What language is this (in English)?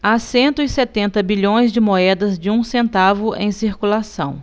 Portuguese